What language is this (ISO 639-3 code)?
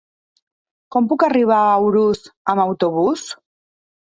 cat